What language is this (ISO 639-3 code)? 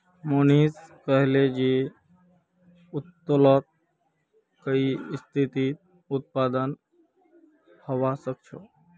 mag